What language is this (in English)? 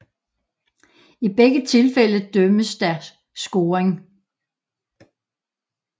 Danish